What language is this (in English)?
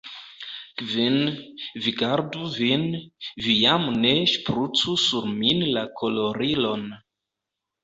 Esperanto